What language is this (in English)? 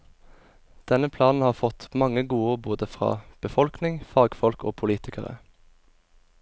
Norwegian